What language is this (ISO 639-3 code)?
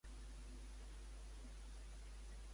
cat